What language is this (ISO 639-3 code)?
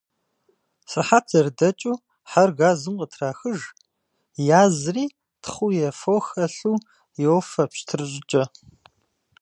kbd